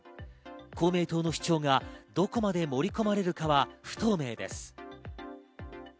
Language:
Japanese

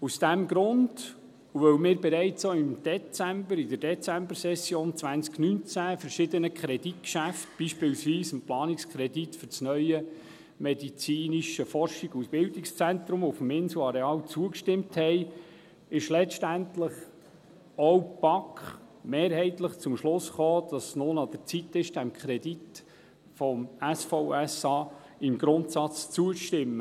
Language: Swiss German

